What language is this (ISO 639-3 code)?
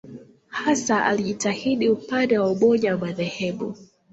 swa